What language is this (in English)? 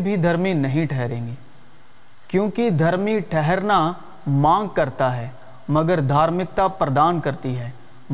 Urdu